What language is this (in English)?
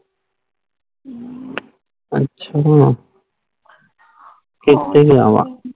Punjabi